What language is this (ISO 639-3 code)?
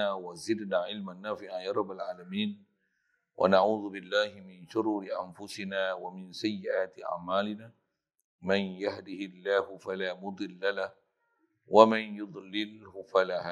msa